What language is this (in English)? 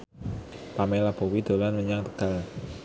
Javanese